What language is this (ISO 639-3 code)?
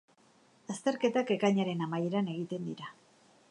eus